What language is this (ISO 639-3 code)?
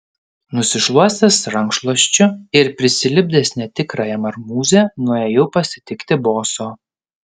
lit